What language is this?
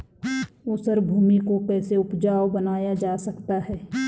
Hindi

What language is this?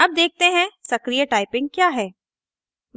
Hindi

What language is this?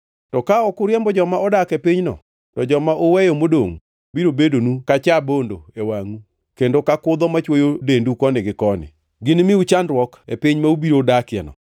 Luo (Kenya and Tanzania)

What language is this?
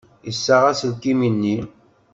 Kabyle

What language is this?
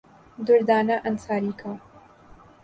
Urdu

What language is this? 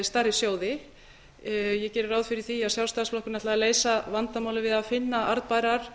Icelandic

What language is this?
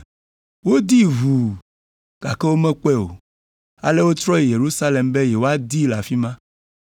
Ewe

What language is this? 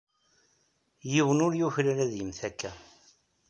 Kabyle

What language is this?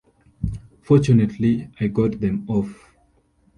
English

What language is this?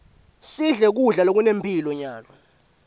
Swati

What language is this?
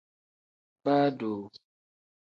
Tem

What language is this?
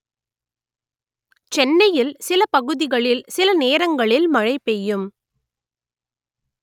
Tamil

